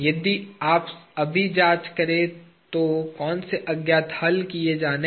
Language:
Hindi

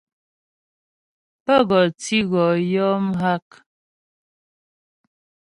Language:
Ghomala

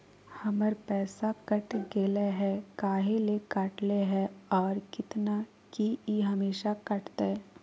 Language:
Magahi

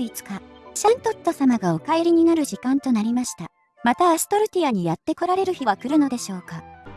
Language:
Japanese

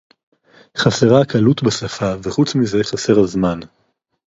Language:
Hebrew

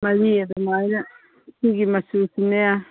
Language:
Manipuri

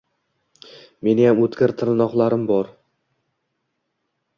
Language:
Uzbek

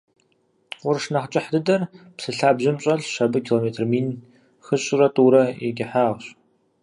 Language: Kabardian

